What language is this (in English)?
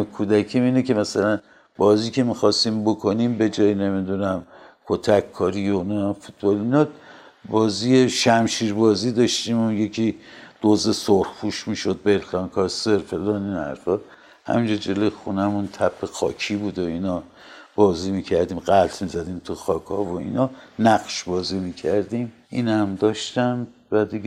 Persian